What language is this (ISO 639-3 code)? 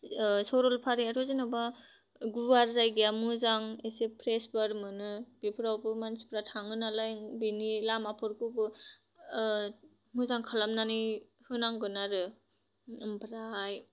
brx